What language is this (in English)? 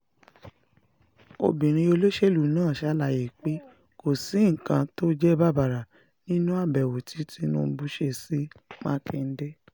Yoruba